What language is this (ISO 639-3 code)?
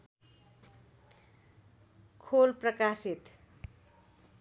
nep